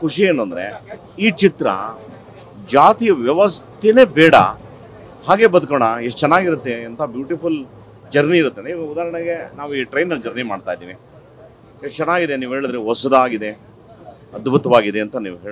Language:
Romanian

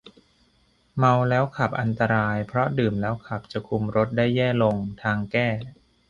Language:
Thai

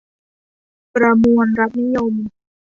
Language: Thai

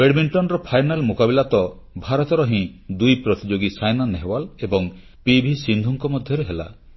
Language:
Odia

